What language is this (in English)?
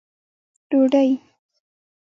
Pashto